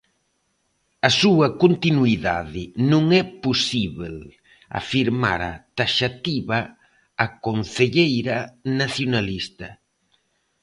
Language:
Galician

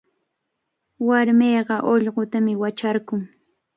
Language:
Cajatambo North Lima Quechua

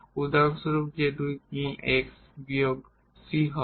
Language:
Bangla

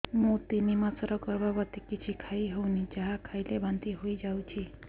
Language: Odia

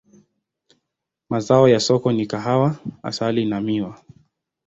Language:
Swahili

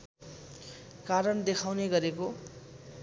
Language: Nepali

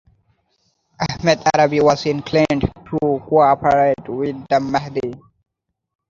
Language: English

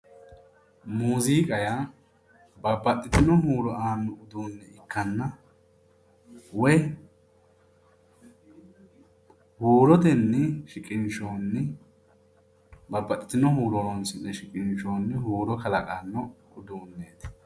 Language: Sidamo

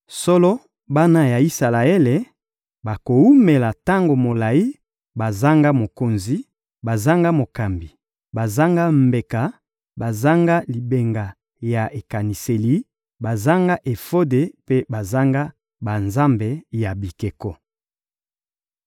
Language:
Lingala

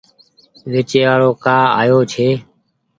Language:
Goaria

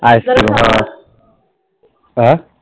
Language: Marathi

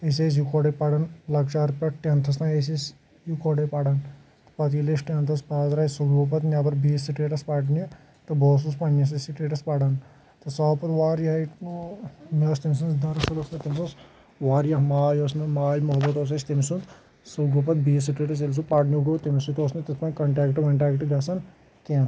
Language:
Kashmiri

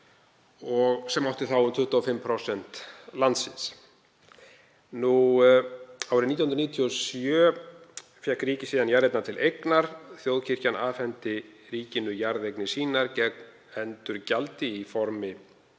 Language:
Icelandic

